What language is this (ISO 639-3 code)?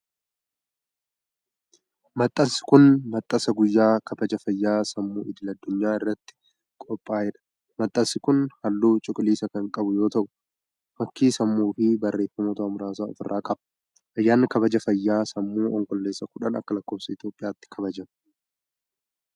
orm